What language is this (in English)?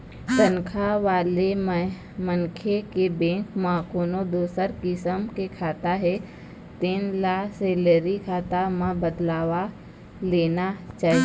Chhattisgarhi